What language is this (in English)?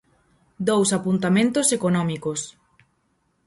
Galician